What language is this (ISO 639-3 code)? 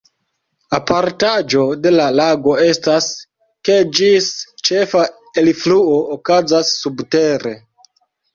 epo